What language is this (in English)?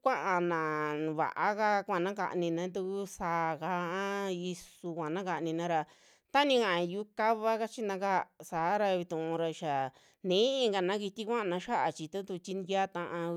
Western Juxtlahuaca Mixtec